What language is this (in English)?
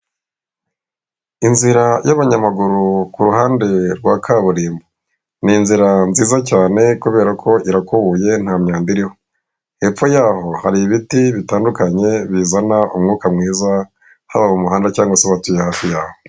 Kinyarwanda